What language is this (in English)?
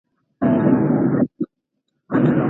Pashto